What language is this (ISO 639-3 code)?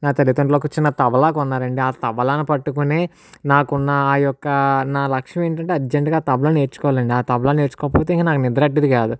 tel